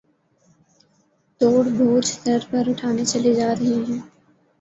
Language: Urdu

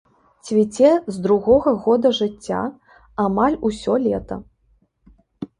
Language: Belarusian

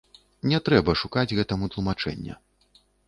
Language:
Belarusian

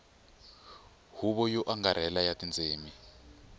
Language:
Tsonga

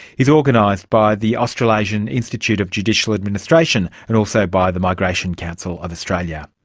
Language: English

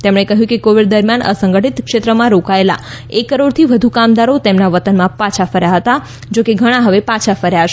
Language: Gujarati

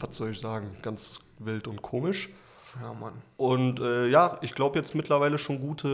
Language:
German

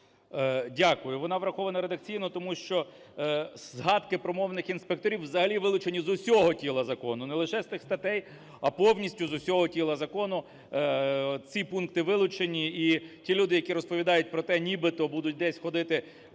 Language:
Ukrainian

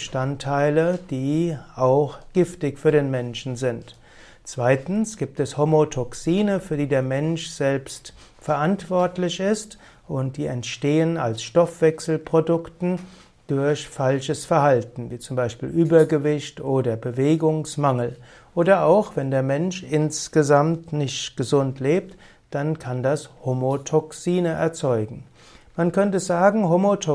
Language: German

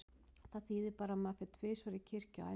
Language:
Icelandic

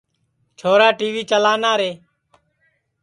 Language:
Sansi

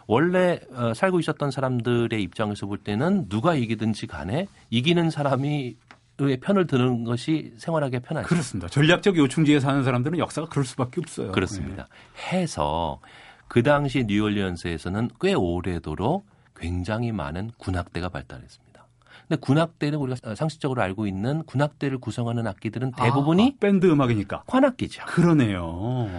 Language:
Korean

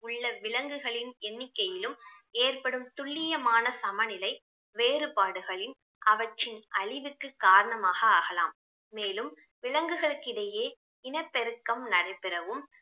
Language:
Tamil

